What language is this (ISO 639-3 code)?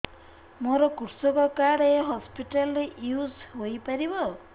ori